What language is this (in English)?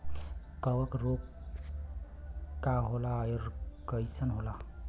Bhojpuri